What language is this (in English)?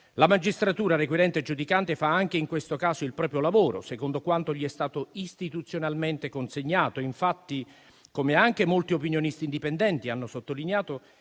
Italian